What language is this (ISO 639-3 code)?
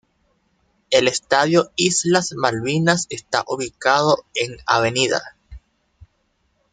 spa